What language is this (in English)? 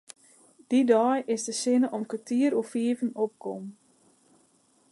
Western Frisian